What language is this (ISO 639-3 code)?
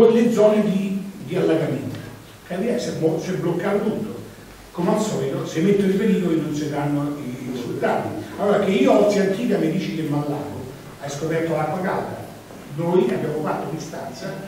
ita